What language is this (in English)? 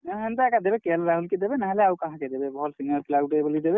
Odia